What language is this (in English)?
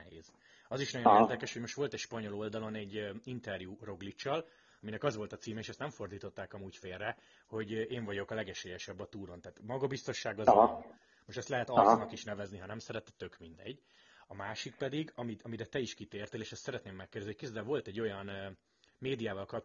Hungarian